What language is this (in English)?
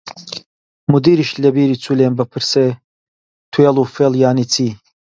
Central Kurdish